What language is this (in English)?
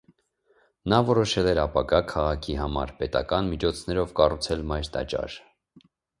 Armenian